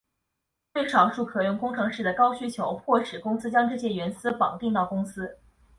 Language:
Chinese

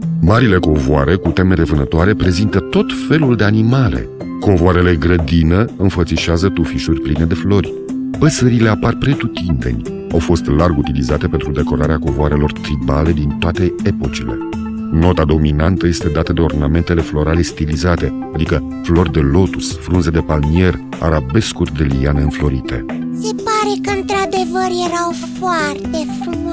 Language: Romanian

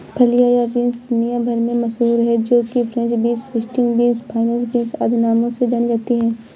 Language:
Hindi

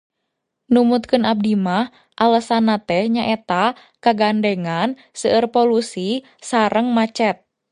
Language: Sundanese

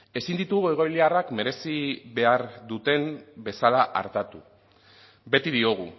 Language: Basque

